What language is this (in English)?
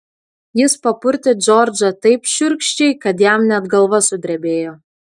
Lithuanian